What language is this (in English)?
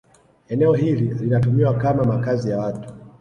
Swahili